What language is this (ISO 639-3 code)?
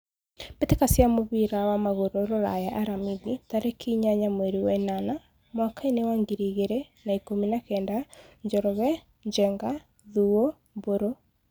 kik